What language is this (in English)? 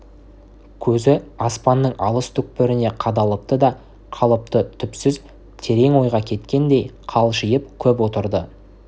Kazakh